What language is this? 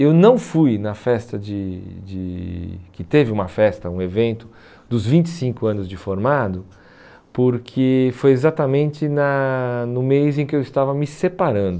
Portuguese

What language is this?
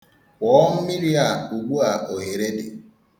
Igbo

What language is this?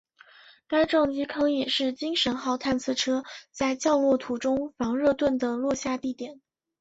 Chinese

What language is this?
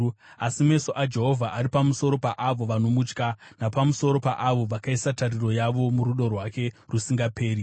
Shona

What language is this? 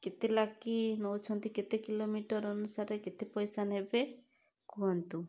Odia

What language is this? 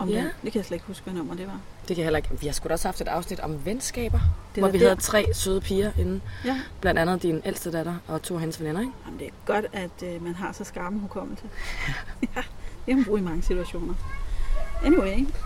Danish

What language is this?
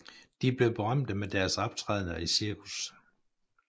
Danish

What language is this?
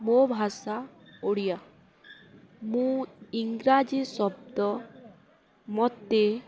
Odia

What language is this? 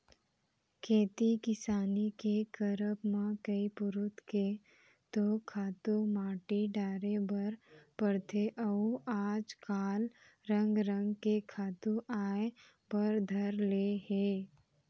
Chhattisgarhi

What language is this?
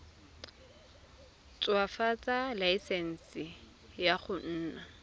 Tswana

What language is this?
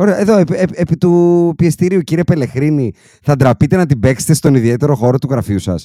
Greek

